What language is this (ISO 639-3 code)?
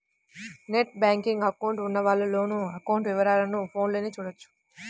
tel